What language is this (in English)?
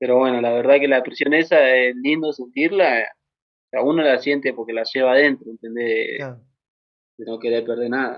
Spanish